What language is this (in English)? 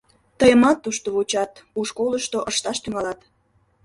Mari